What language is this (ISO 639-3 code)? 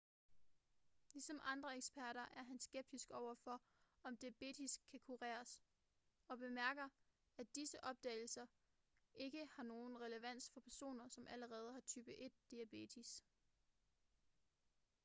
dan